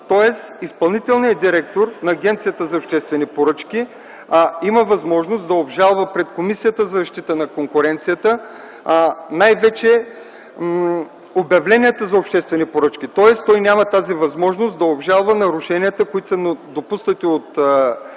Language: Bulgarian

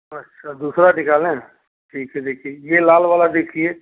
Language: Hindi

